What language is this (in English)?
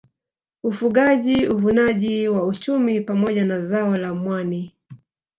Swahili